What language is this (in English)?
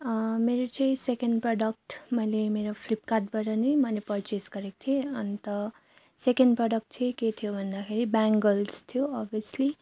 Nepali